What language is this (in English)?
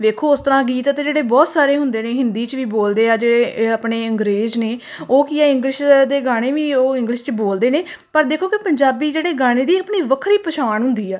Punjabi